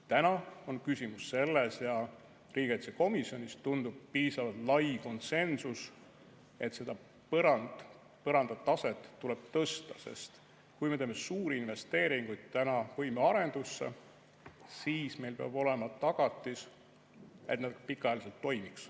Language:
Estonian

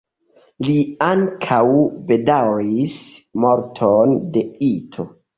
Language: Esperanto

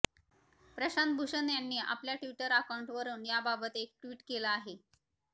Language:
Marathi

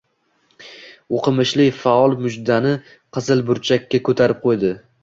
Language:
Uzbek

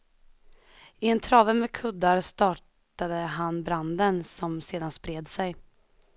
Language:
Swedish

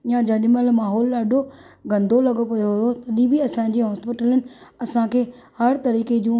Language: Sindhi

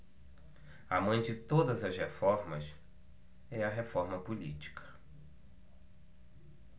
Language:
Portuguese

